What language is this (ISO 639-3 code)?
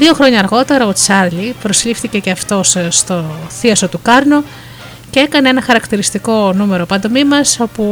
ell